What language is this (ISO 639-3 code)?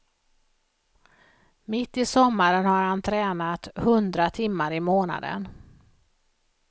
swe